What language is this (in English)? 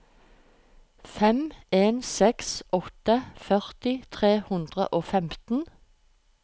Norwegian